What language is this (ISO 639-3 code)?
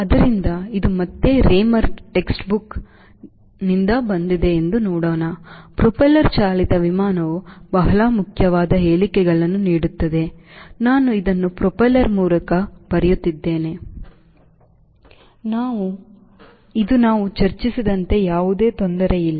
kan